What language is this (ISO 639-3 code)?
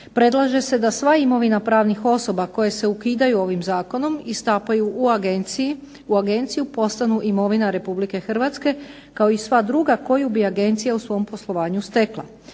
hrv